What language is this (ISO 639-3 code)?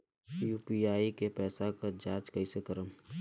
bho